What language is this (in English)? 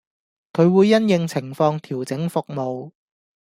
Cantonese